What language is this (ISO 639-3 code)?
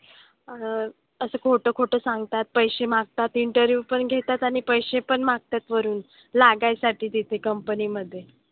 mar